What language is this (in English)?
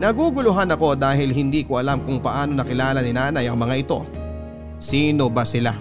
Filipino